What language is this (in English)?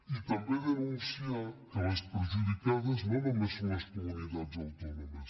Catalan